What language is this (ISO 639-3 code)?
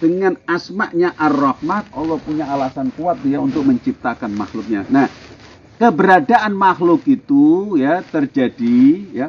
ind